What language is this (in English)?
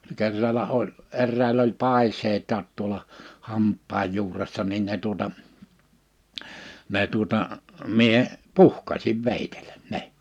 Finnish